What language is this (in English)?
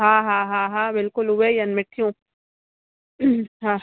Sindhi